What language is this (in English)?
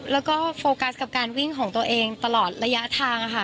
Thai